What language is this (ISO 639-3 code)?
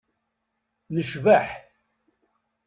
kab